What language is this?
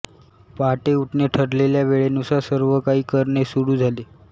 Marathi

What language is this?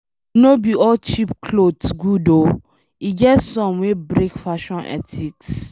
Nigerian Pidgin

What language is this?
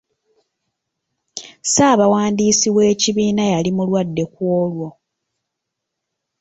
Ganda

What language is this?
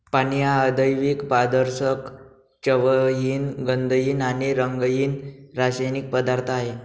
Marathi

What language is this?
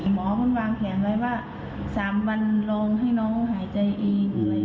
Thai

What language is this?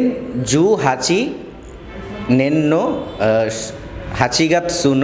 Japanese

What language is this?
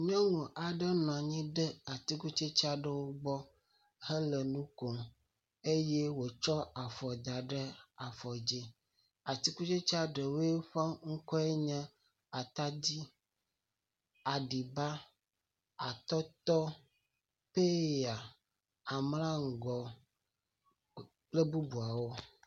Ewe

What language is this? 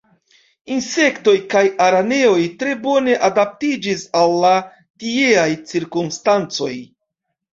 Esperanto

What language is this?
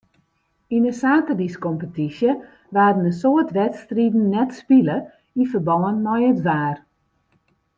Western Frisian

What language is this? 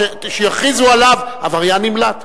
Hebrew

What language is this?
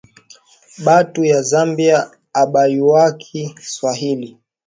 Swahili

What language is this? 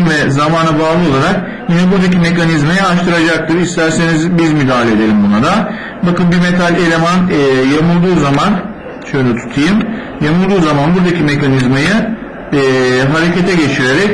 Turkish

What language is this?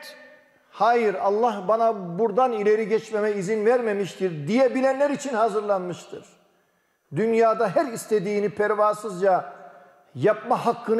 Turkish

